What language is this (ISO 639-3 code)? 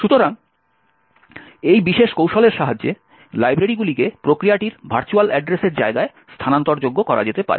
ben